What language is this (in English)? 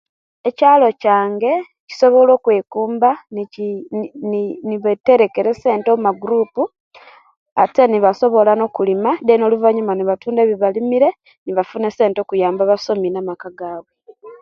Kenyi